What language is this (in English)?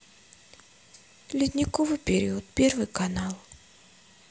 Russian